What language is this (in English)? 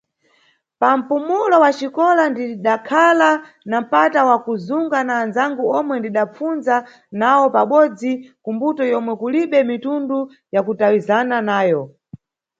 Nyungwe